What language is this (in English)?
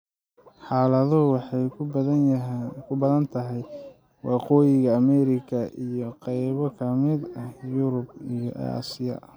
Somali